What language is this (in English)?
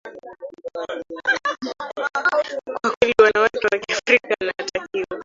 Swahili